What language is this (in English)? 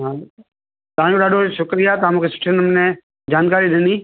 Sindhi